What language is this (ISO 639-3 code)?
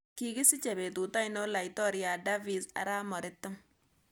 kln